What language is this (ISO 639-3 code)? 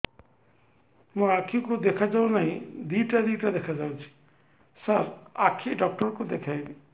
ori